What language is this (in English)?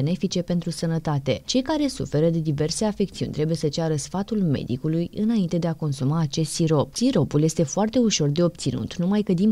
Romanian